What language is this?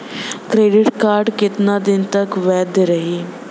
Bhojpuri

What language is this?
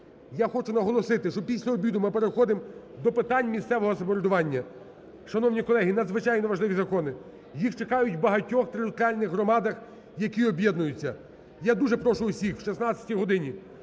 Ukrainian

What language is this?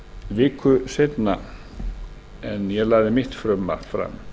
Icelandic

